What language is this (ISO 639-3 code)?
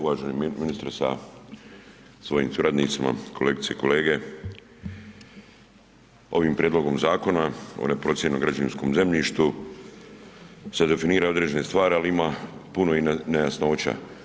hrv